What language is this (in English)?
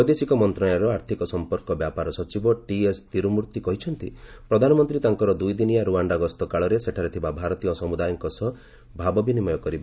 Odia